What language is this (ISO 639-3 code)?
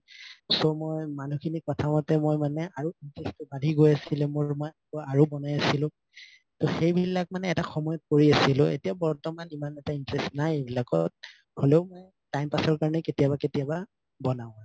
asm